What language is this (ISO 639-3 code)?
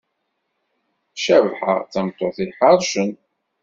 kab